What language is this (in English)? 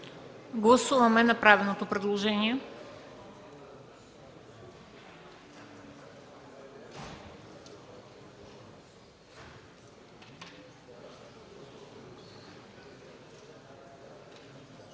Bulgarian